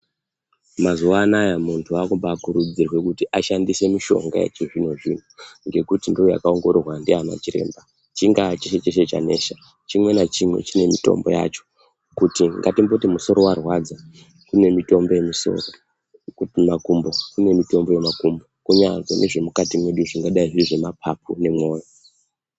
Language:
Ndau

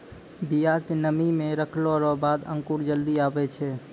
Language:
Maithili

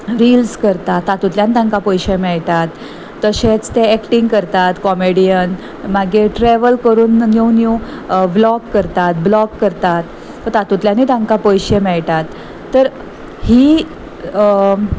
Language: Konkani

